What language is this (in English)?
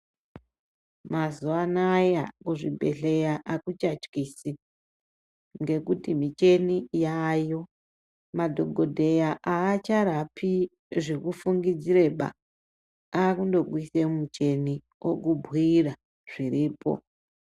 Ndau